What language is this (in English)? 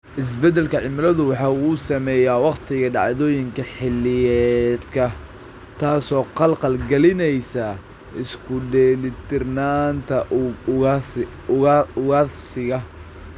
Somali